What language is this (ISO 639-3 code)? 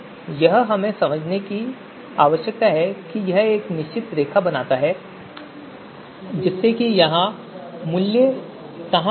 hin